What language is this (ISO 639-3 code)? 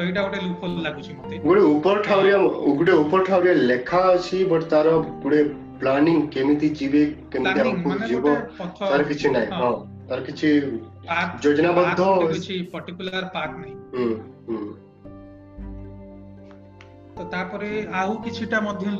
hin